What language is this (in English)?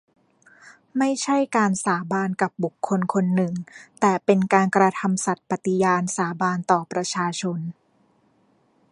Thai